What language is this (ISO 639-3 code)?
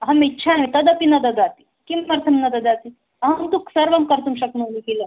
san